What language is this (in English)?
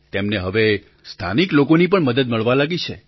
Gujarati